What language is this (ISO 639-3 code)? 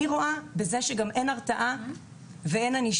heb